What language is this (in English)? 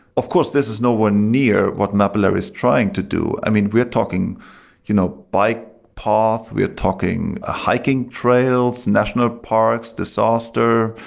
English